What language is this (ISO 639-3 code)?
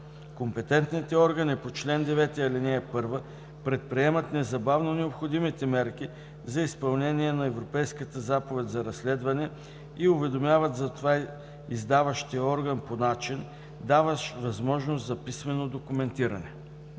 bul